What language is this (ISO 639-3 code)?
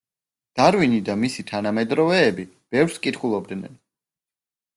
kat